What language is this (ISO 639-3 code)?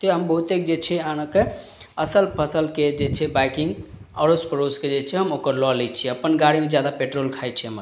mai